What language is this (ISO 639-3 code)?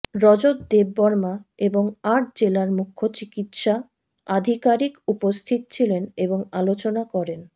ben